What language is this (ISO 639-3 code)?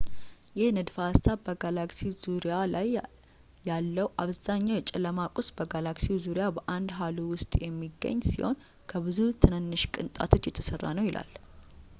amh